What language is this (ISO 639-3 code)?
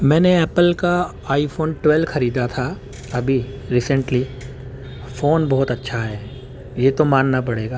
urd